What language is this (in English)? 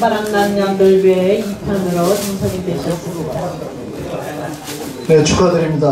Korean